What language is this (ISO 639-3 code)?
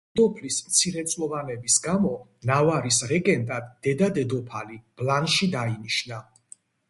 kat